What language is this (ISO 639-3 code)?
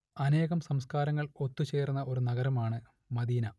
mal